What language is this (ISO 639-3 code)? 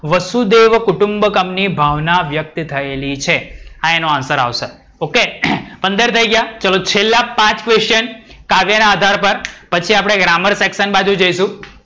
guj